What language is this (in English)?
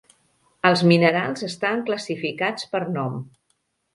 Catalan